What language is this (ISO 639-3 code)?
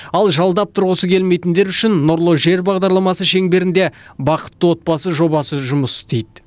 kaz